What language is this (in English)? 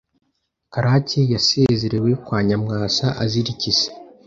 Kinyarwanda